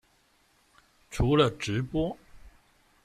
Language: Chinese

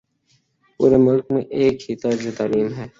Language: Urdu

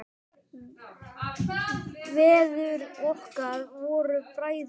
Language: Icelandic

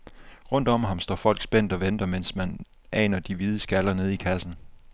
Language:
Danish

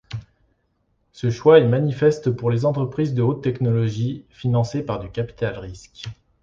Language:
French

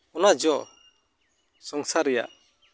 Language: Santali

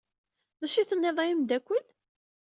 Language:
Kabyle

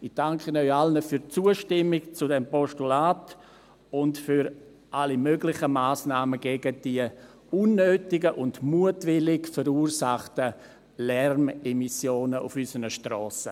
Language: Swiss German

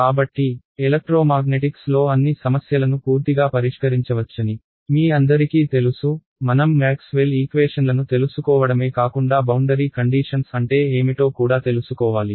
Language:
Telugu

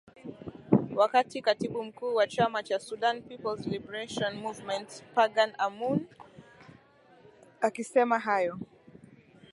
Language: Swahili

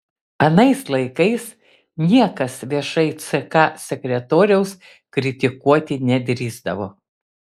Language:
Lithuanian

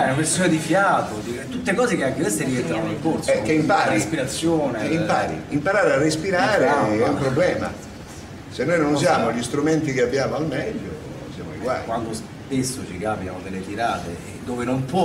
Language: Italian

